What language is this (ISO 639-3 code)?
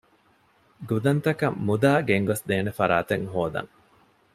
div